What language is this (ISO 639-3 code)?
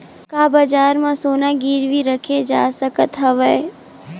hne